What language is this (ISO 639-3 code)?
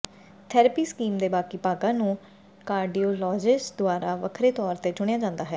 pan